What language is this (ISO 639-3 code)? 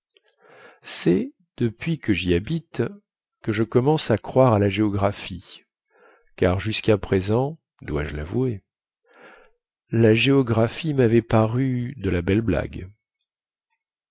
fra